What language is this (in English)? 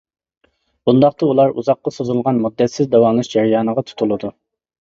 Uyghur